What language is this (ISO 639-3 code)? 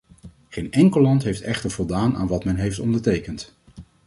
nld